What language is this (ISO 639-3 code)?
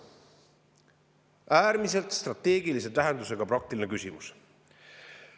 est